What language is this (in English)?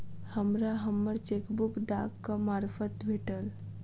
Maithili